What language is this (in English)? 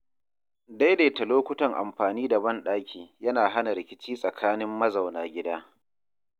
Hausa